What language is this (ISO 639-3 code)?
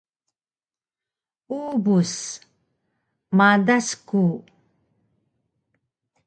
trv